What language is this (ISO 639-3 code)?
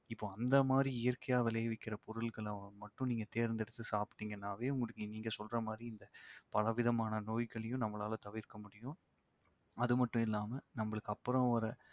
tam